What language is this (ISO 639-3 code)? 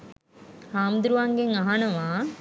sin